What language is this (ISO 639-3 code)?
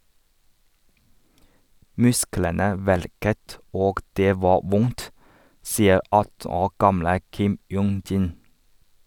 nor